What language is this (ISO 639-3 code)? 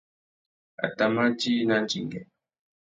bag